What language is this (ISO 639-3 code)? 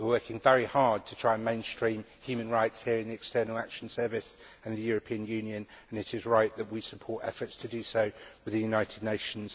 eng